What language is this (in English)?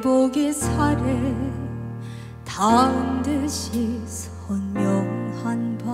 Vietnamese